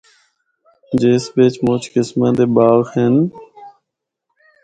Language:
Northern Hindko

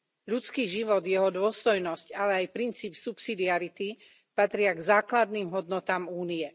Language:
Slovak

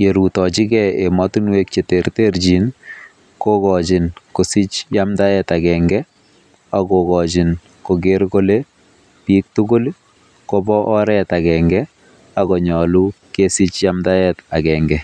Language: Kalenjin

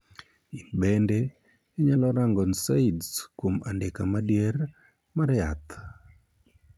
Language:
Luo (Kenya and Tanzania)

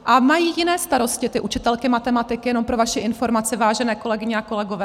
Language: Czech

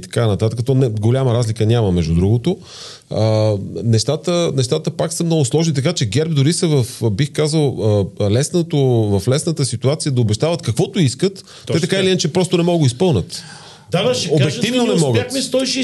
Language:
Bulgarian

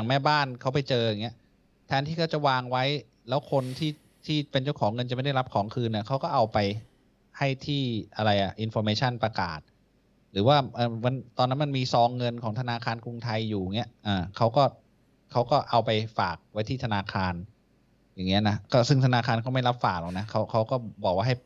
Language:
Thai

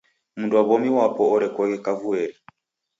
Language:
Taita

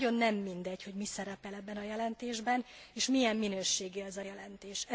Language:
Hungarian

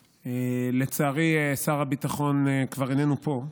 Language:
Hebrew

